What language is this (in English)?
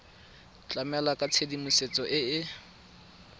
Tswana